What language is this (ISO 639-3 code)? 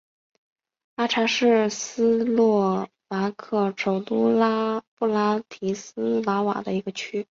zho